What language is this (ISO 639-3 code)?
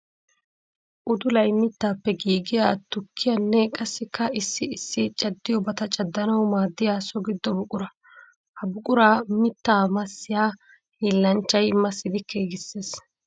wal